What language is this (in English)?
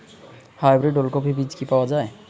Bangla